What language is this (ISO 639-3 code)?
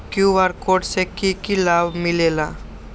mag